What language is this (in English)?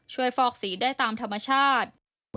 Thai